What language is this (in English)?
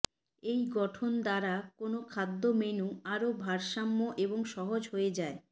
Bangla